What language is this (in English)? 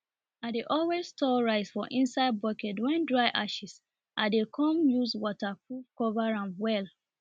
Nigerian Pidgin